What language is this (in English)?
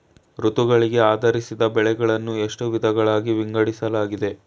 Kannada